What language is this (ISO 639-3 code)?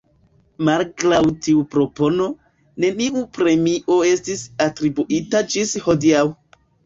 epo